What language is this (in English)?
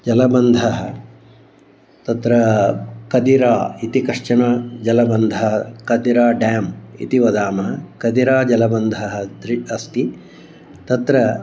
Sanskrit